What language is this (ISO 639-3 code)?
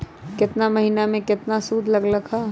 mag